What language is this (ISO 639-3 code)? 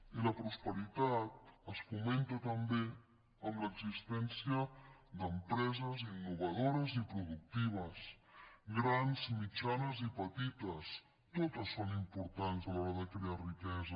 cat